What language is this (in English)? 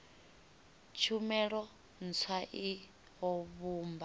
Venda